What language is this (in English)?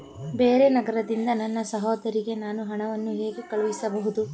Kannada